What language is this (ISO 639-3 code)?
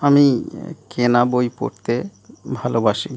ben